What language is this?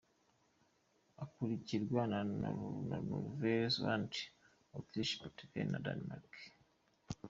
Kinyarwanda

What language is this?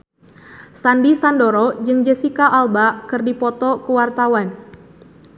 Sundanese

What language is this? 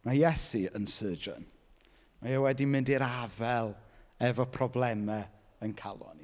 Welsh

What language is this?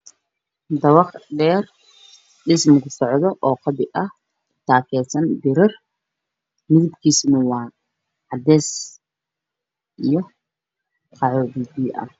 Somali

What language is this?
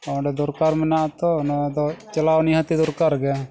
Santali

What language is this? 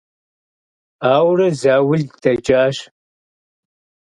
Kabardian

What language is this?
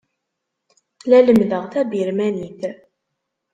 Kabyle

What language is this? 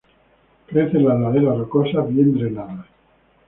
Spanish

